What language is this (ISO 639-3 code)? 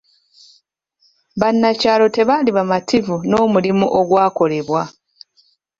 lug